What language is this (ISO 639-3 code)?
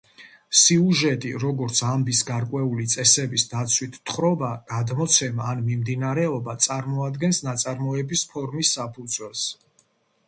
kat